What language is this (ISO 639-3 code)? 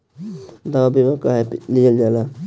bho